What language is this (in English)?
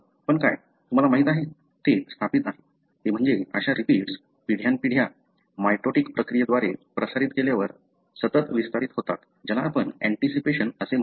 Marathi